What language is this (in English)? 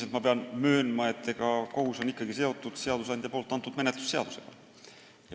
Estonian